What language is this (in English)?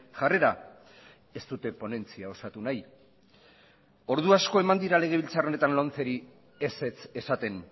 Basque